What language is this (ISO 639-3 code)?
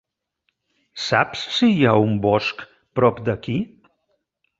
cat